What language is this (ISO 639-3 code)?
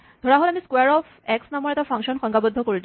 asm